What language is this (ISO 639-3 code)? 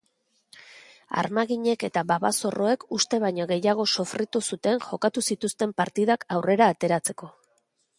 eus